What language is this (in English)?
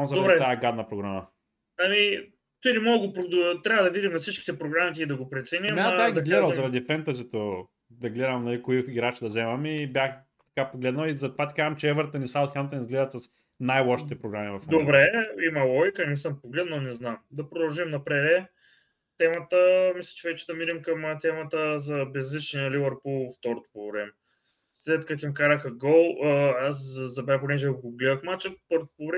Bulgarian